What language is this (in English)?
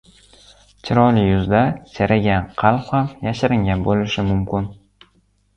Uzbek